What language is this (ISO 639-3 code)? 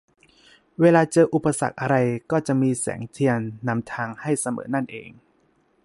tha